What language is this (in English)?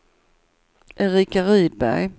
Swedish